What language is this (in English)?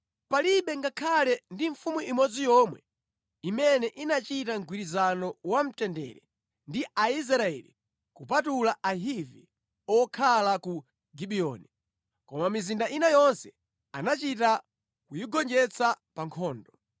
Nyanja